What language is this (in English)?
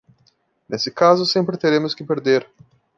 Portuguese